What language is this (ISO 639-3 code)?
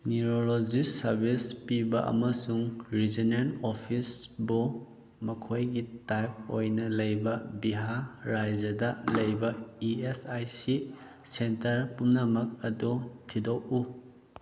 mni